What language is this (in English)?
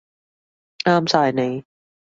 Cantonese